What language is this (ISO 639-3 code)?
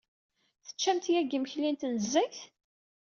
kab